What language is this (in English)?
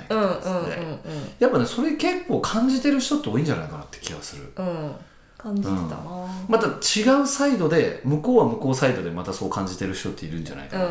Japanese